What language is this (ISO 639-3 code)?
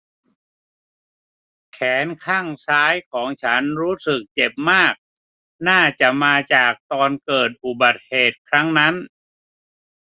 tha